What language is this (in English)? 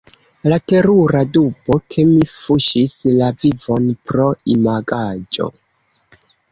Esperanto